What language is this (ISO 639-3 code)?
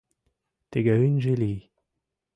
chm